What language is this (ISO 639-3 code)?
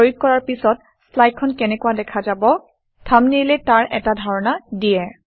asm